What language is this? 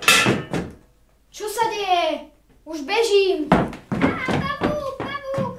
Czech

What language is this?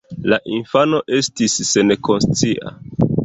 Esperanto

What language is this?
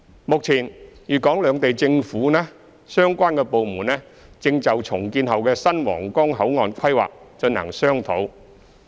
Cantonese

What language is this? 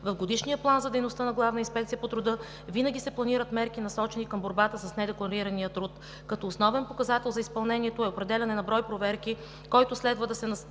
Bulgarian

